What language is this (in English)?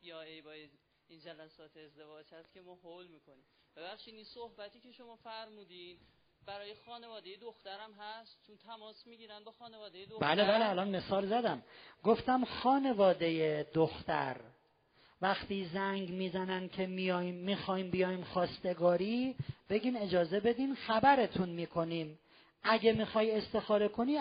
Persian